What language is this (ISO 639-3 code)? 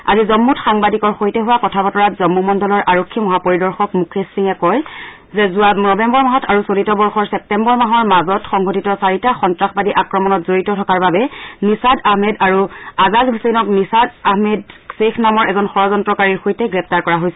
asm